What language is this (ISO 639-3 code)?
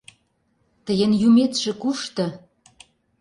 chm